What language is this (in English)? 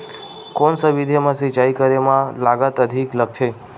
Chhattisgarhi